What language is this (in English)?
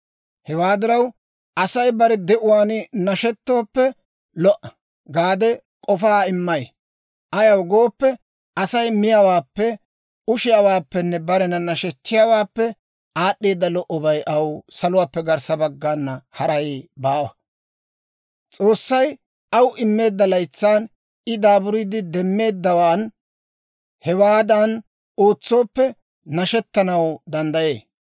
Dawro